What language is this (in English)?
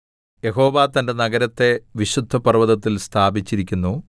Malayalam